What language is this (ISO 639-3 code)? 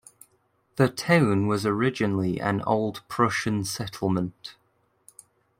eng